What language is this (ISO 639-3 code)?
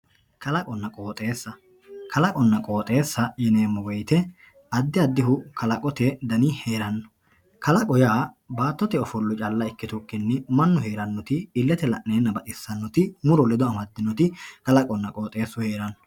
sid